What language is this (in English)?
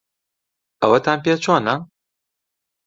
Central Kurdish